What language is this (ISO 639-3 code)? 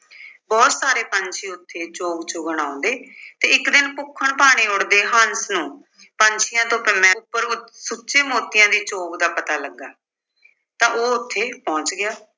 pan